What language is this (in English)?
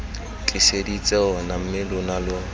Tswana